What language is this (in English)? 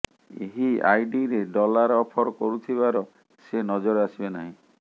Odia